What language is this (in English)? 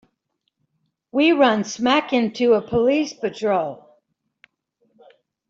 English